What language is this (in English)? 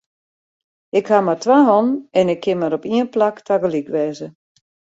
Western Frisian